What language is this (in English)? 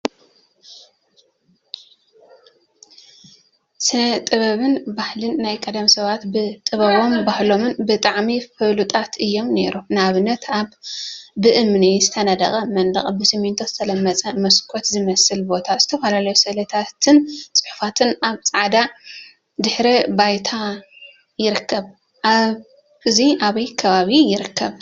Tigrinya